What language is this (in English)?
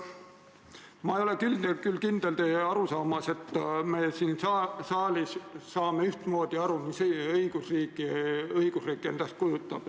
Estonian